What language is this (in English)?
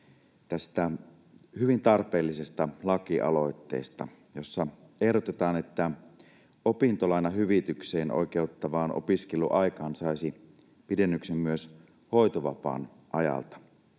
Finnish